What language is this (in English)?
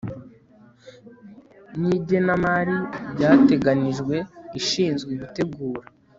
Kinyarwanda